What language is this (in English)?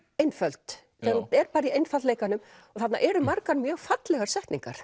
Icelandic